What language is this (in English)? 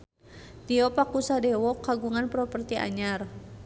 Sundanese